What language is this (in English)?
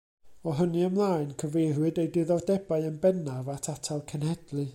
Welsh